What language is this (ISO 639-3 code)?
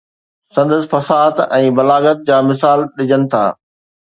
snd